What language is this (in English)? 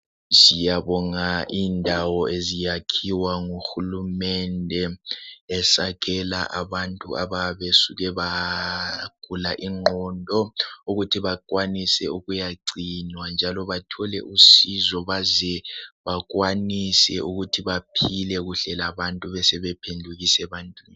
North Ndebele